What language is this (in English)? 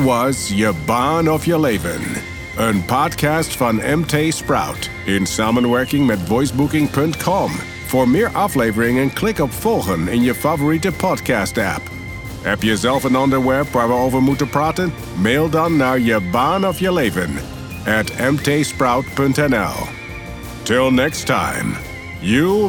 Dutch